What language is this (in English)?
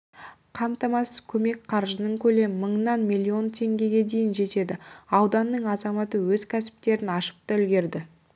Kazakh